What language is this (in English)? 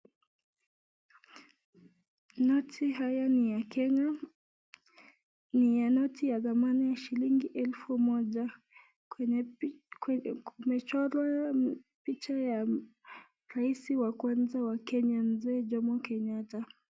Swahili